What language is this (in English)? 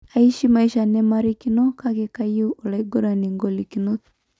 Masai